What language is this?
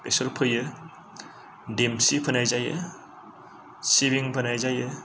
Bodo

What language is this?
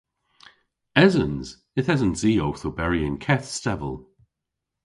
Cornish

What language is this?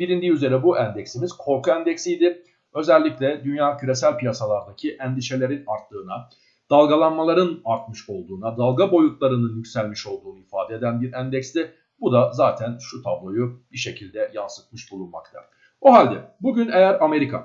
Turkish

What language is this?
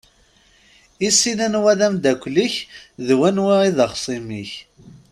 Kabyle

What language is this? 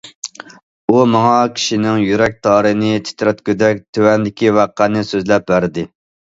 Uyghur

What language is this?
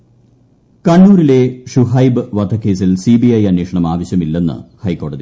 Malayalam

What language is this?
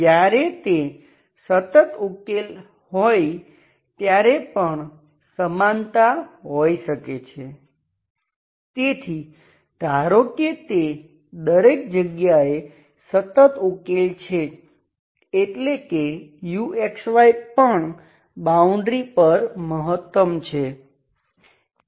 Gujarati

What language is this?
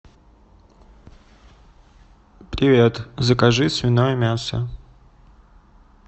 Russian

